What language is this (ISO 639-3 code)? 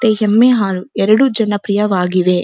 kan